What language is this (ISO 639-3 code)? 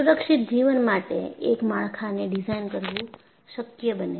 guj